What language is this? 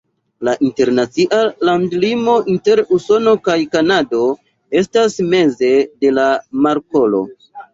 Esperanto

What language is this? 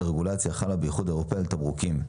Hebrew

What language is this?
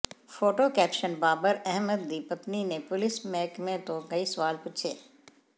Punjabi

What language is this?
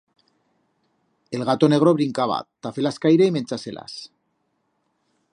Aragonese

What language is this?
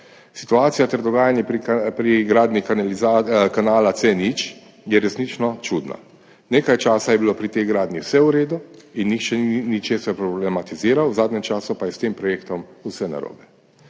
Slovenian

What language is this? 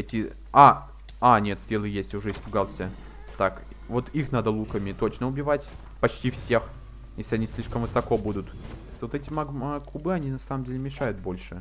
Russian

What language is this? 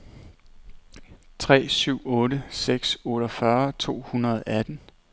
Danish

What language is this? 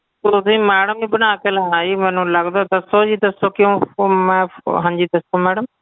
Punjabi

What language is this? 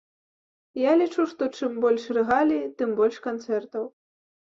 Belarusian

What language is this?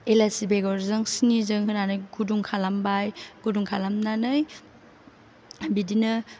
Bodo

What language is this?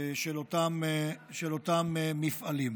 Hebrew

